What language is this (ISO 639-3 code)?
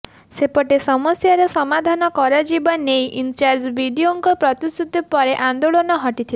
ori